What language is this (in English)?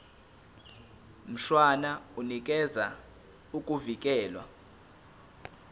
Zulu